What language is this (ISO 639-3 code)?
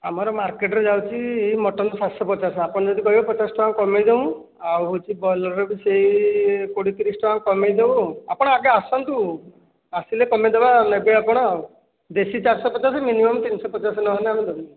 ori